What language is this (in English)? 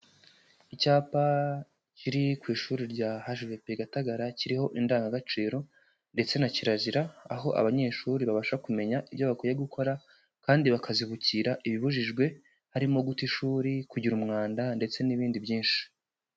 Kinyarwanda